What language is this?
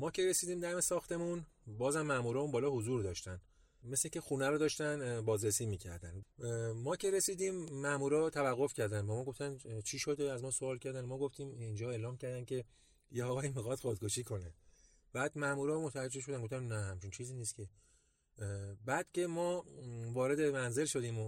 Persian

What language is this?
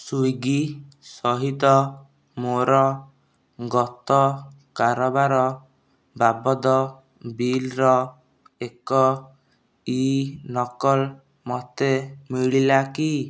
Odia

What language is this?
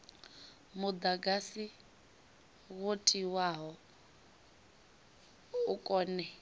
Venda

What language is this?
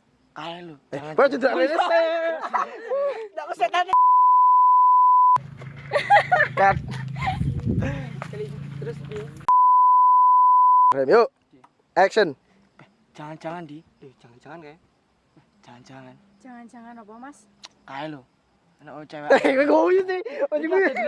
Indonesian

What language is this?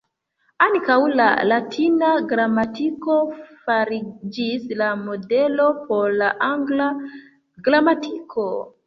Esperanto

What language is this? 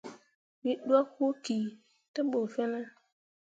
Mundang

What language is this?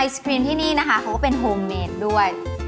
Thai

